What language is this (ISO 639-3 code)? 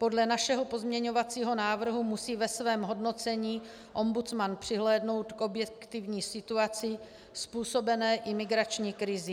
ces